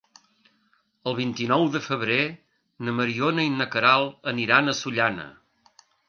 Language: Catalan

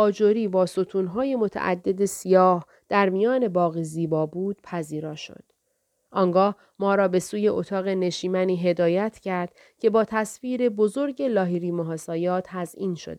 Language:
Persian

